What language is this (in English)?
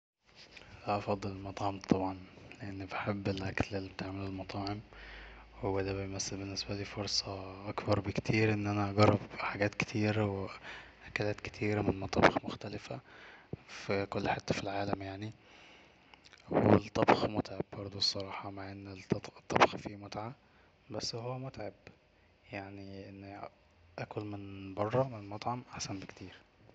Egyptian Arabic